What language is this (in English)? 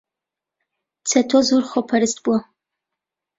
Central Kurdish